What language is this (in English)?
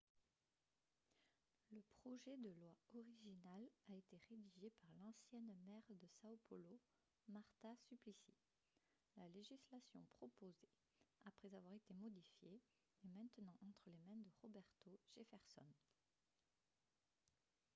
French